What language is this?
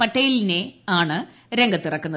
Malayalam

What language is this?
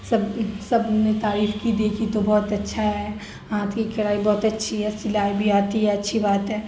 Urdu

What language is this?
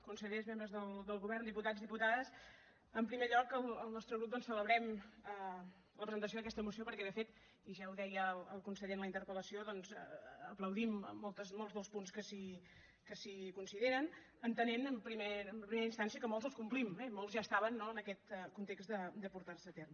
Catalan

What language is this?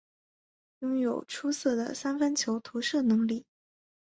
Chinese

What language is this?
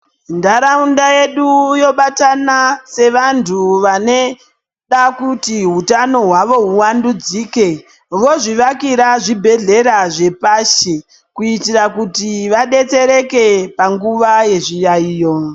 Ndau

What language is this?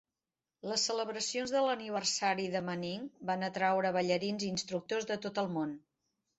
Catalan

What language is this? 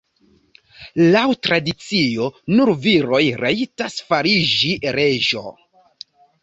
Esperanto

